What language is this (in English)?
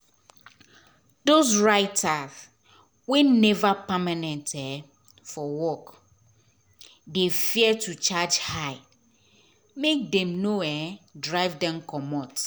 Nigerian Pidgin